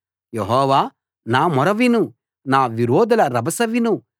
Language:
Telugu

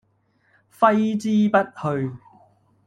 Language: Cantonese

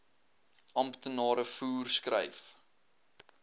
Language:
Afrikaans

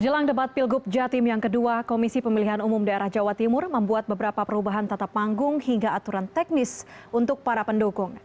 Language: Indonesian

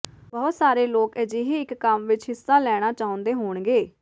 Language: Punjabi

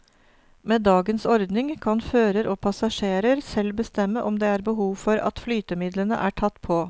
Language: Norwegian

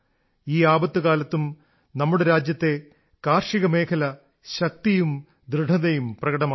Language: Malayalam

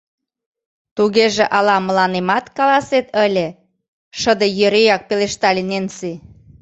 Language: Mari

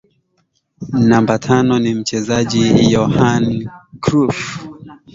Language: Swahili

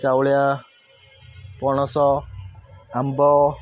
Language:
Odia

